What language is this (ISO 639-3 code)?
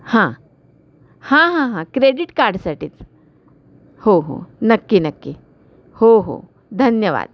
mar